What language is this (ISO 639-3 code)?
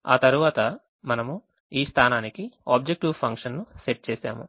tel